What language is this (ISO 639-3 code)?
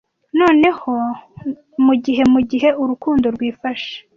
kin